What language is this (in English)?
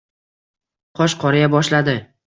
Uzbek